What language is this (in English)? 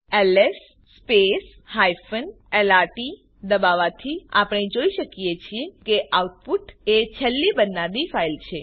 Gujarati